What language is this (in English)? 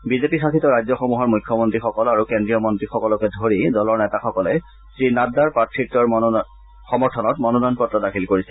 Assamese